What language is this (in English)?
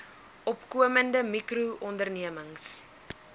Afrikaans